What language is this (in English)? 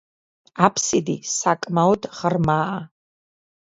Georgian